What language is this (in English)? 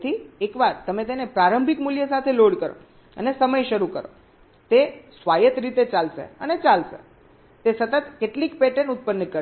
Gujarati